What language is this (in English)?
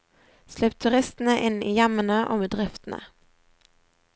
Norwegian